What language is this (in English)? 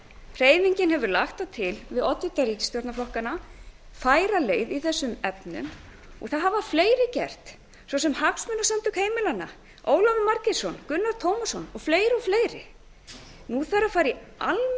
Icelandic